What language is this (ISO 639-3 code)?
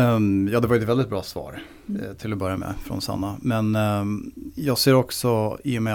swe